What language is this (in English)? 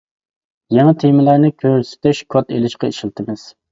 Uyghur